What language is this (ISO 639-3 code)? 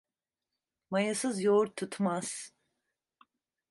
tur